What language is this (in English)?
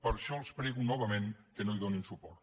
Catalan